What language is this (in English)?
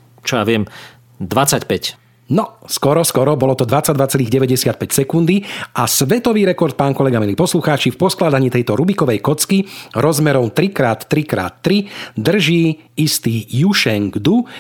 Slovak